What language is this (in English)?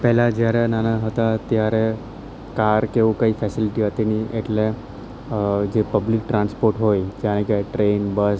Gujarati